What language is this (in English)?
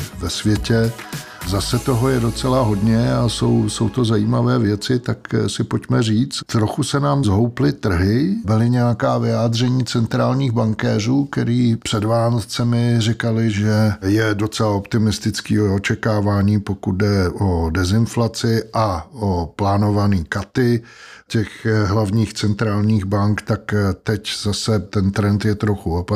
Czech